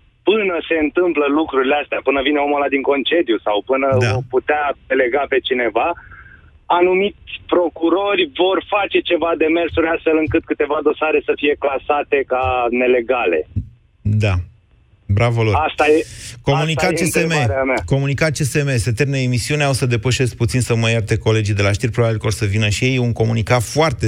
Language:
Romanian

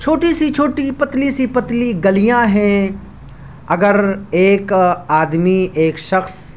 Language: Urdu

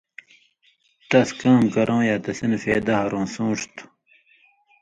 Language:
Indus Kohistani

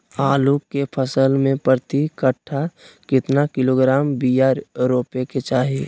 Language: Magahi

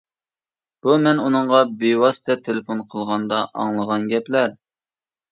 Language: Uyghur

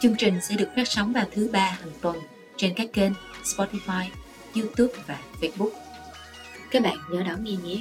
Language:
Vietnamese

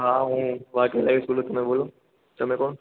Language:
Gujarati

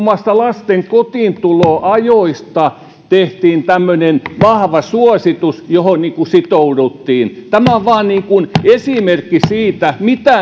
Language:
Finnish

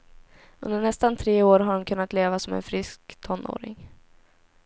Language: Swedish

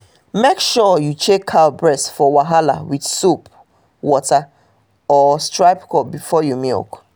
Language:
Nigerian Pidgin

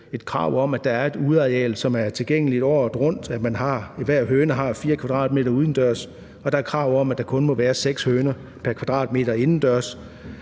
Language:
Danish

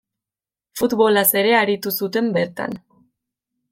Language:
Basque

